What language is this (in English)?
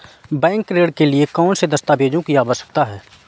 Hindi